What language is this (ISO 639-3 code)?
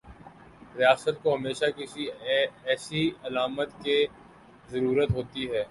urd